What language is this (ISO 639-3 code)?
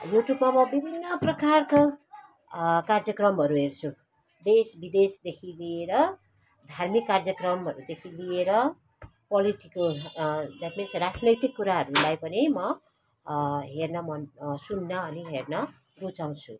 nep